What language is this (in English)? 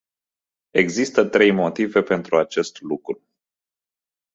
Romanian